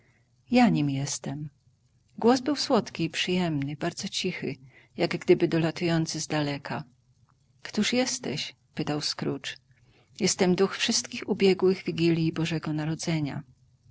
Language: Polish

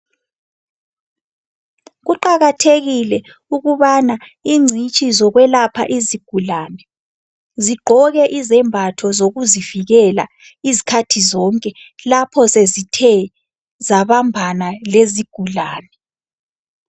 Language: North Ndebele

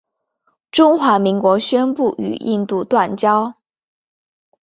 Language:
Chinese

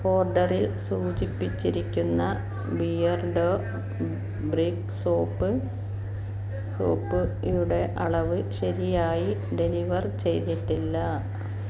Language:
Malayalam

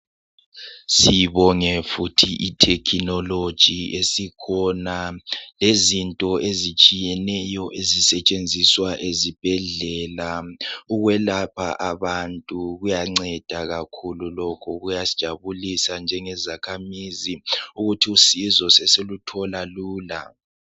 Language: North Ndebele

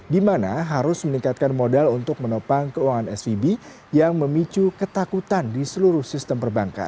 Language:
Indonesian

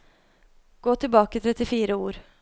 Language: Norwegian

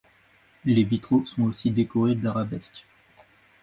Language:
French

